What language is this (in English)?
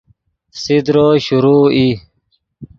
Yidgha